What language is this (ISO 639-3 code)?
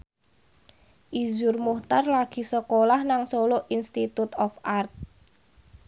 jav